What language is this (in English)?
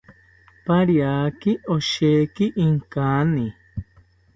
South Ucayali Ashéninka